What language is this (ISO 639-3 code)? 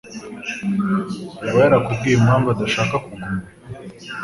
kin